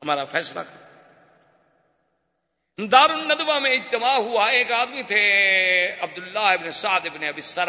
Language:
Urdu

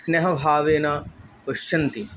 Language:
Sanskrit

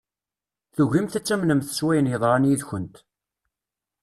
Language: Kabyle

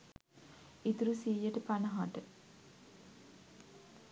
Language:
Sinhala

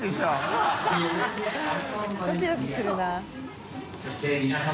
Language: Japanese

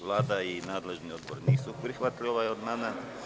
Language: Serbian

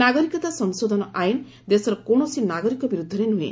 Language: Odia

